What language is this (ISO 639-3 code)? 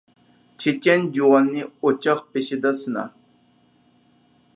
uig